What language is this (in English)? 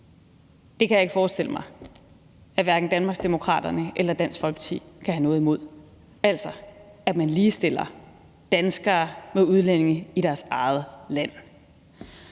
Danish